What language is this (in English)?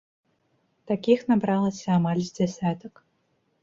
Belarusian